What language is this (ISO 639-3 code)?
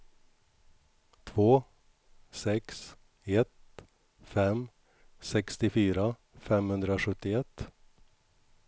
swe